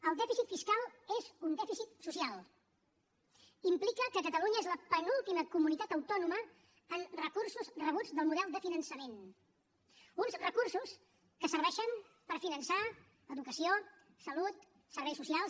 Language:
Catalan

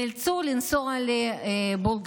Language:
Hebrew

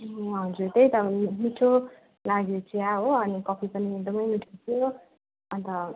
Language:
Nepali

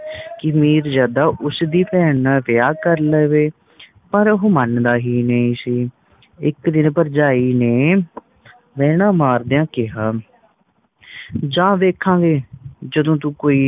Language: Punjabi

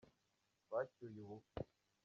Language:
Kinyarwanda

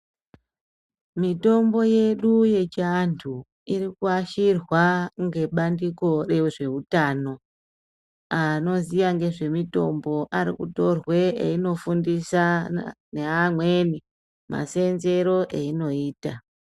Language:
Ndau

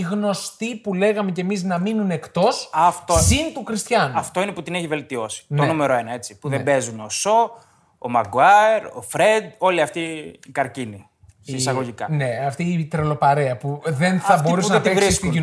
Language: Greek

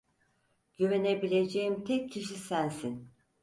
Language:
Turkish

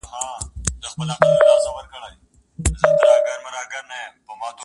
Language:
Pashto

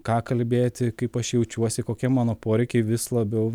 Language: Lithuanian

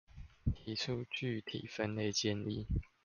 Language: Chinese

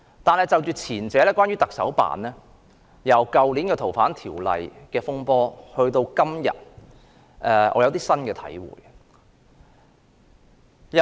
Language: Cantonese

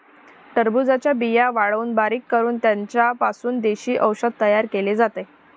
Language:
Marathi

